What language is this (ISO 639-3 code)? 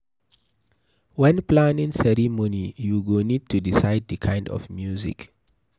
pcm